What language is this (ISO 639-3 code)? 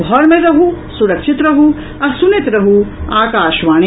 mai